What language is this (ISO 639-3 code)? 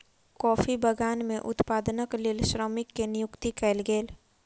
mai